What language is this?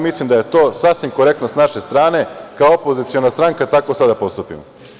Serbian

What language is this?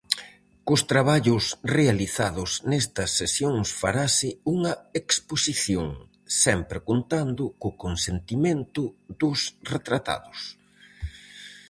Galician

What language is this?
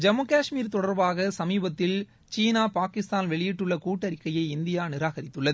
Tamil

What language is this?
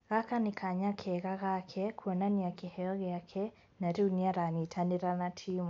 Kikuyu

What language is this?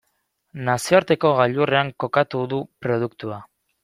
Basque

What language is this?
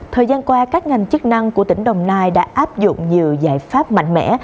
Vietnamese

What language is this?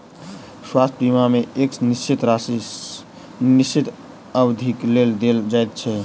Maithili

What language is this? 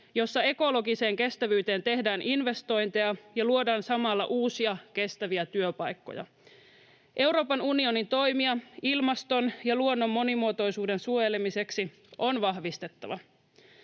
Finnish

